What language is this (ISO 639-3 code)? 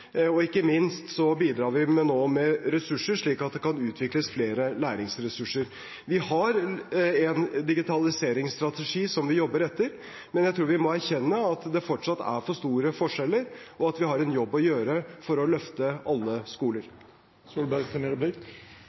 nob